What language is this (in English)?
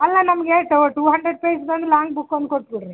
Kannada